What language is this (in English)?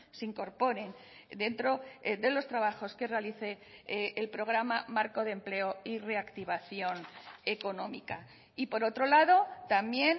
Spanish